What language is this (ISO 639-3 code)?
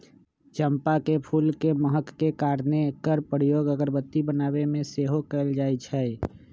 mag